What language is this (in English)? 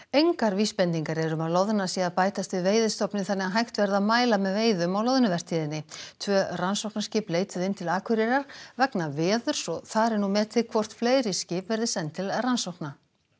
Icelandic